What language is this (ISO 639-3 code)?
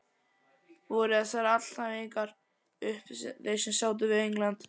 isl